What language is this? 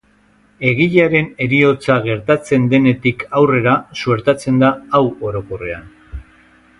Basque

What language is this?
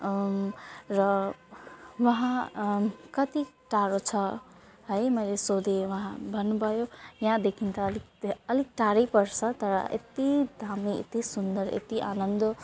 Nepali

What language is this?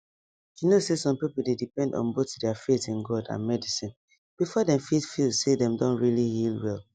Nigerian Pidgin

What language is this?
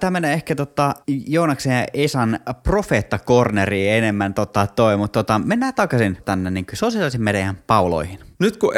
Finnish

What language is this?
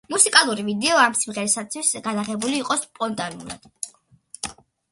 Georgian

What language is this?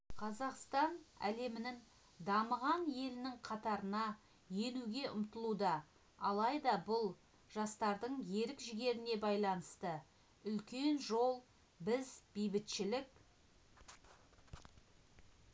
Kazakh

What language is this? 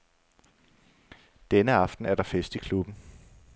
Danish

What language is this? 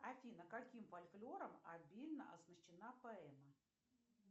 Russian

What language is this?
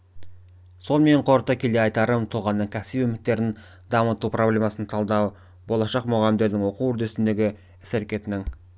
Kazakh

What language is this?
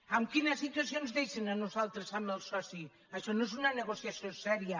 Catalan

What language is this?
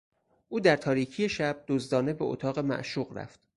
Persian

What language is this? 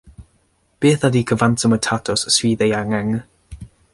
Welsh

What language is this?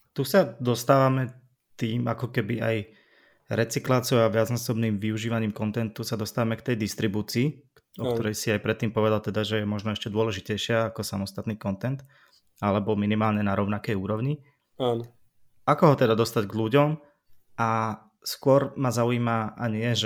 Slovak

